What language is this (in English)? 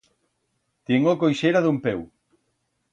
Aragonese